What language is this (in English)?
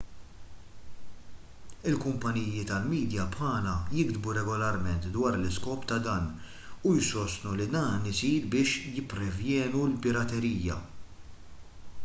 Maltese